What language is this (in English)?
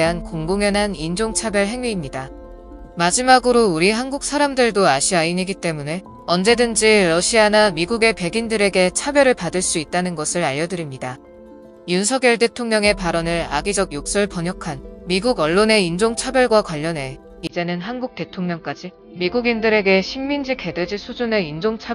Korean